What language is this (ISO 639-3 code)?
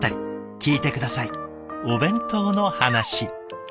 jpn